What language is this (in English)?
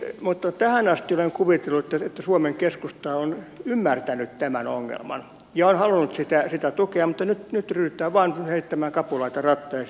Finnish